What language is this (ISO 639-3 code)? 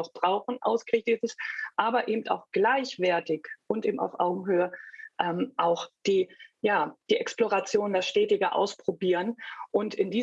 deu